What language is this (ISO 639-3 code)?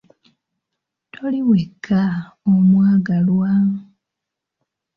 lug